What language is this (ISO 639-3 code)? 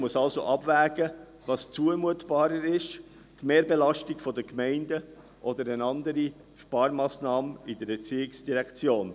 gsw